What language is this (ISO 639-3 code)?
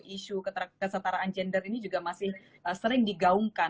ind